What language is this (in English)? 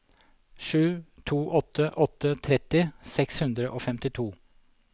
Norwegian